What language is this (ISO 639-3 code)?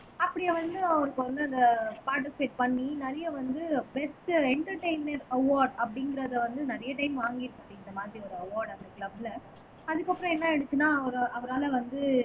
tam